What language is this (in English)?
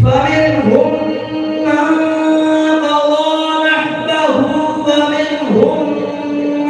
Arabic